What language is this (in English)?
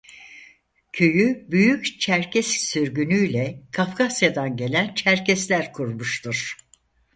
Turkish